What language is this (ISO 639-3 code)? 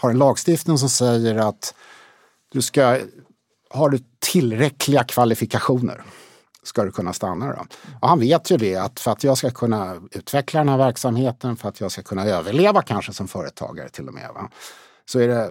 swe